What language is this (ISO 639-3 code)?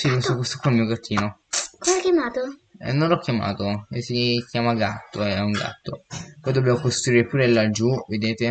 ita